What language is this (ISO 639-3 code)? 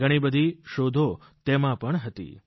guj